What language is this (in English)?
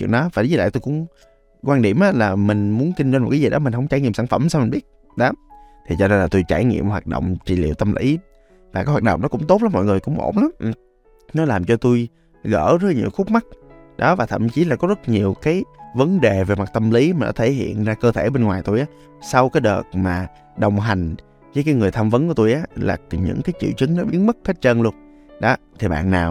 Vietnamese